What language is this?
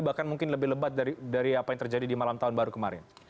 Indonesian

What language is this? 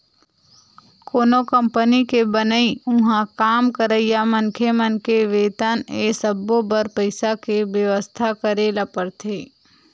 Chhattisgarhi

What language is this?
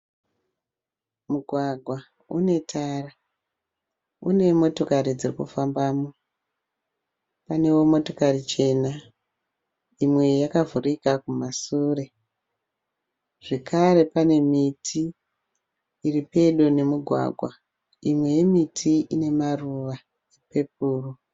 Shona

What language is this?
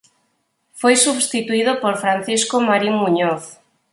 Galician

